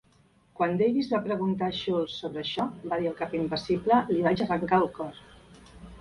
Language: Catalan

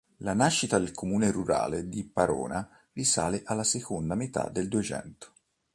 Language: Italian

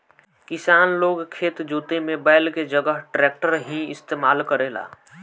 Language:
Bhojpuri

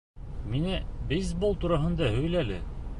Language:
Bashkir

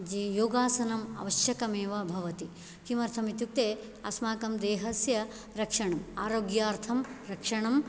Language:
Sanskrit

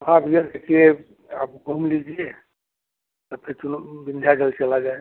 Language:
Hindi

